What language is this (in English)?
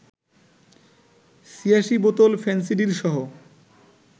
Bangla